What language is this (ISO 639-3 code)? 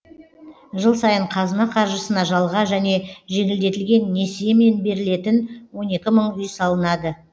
kaz